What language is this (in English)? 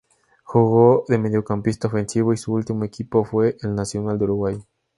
Spanish